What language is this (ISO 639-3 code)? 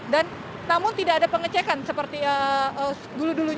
ind